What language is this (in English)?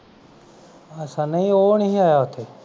Punjabi